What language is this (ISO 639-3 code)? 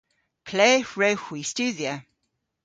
cor